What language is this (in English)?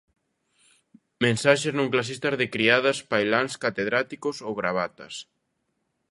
Galician